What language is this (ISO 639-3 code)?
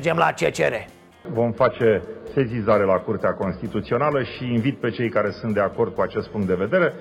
ron